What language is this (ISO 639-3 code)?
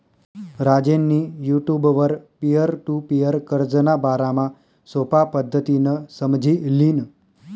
mar